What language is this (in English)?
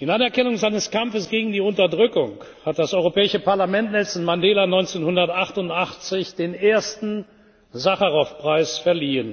German